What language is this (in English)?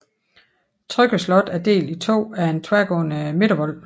Danish